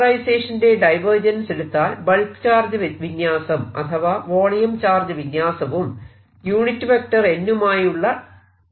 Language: Malayalam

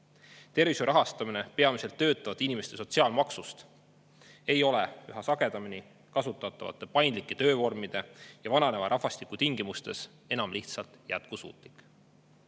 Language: Estonian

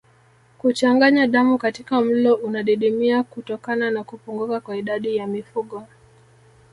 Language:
Swahili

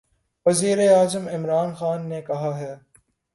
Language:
Urdu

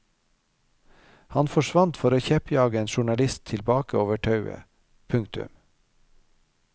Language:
Norwegian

